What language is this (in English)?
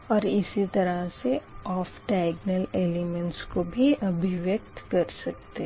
Hindi